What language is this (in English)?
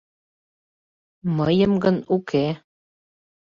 Mari